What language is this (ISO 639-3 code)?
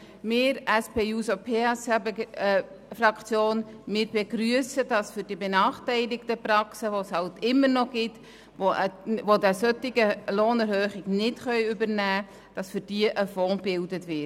gsw